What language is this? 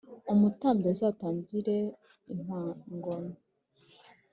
Kinyarwanda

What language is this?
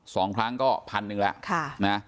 Thai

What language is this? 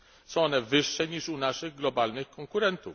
Polish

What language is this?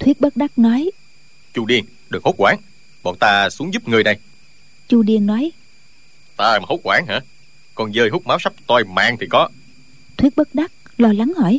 Vietnamese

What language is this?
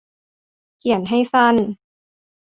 Thai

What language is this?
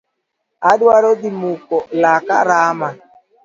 Luo (Kenya and Tanzania)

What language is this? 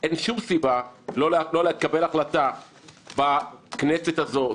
Hebrew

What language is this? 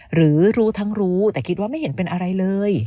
Thai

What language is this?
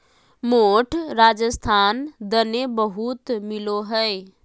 Magahi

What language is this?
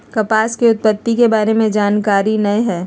Magahi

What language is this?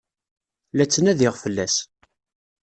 Kabyle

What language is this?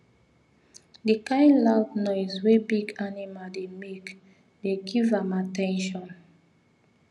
Nigerian Pidgin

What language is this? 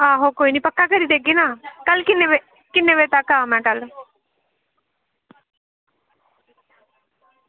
Dogri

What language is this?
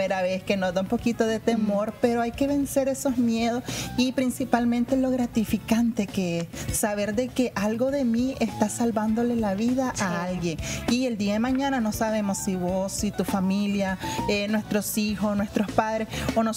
Spanish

